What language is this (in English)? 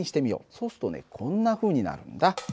Japanese